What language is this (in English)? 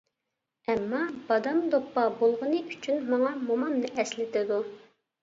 Uyghur